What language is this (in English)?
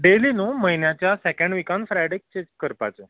Konkani